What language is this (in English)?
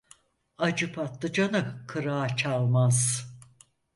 Turkish